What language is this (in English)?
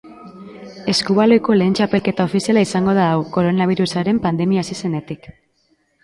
Basque